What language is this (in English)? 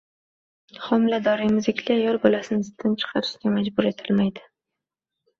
Uzbek